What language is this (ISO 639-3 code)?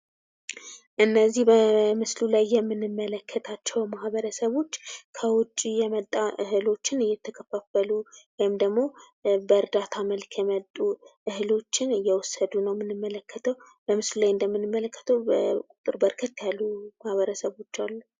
amh